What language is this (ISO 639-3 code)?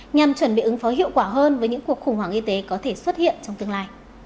vie